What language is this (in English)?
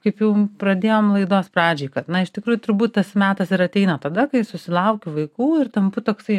Lithuanian